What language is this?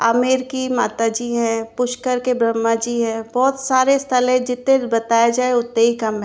Hindi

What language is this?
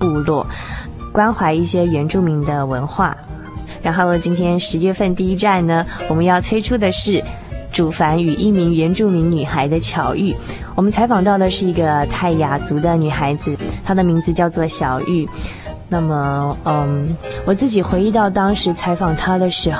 Chinese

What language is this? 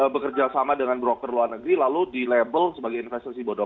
Indonesian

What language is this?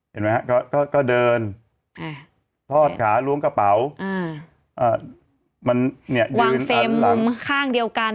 Thai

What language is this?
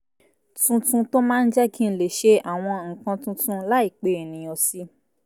Yoruba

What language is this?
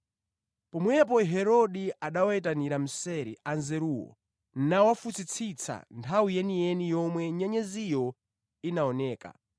Nyanja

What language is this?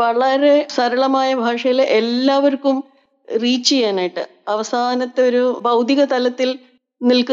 Malayalam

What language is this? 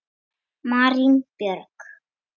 Icelandic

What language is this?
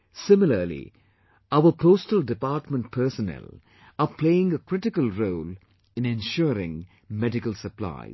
English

